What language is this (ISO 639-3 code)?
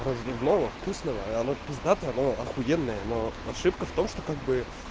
rus